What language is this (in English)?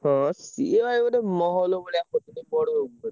Odia